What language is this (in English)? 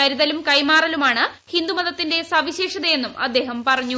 Malayalam